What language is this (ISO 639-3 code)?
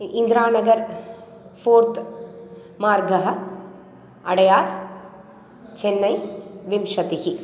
san